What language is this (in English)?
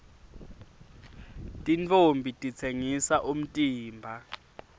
Swati